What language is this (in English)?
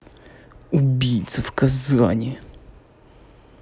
Russian